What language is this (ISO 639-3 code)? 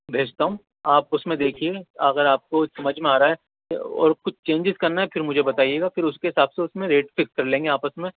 urd